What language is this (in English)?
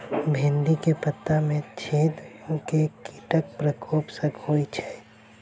Maithili